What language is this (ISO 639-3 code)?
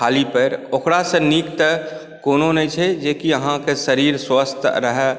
mai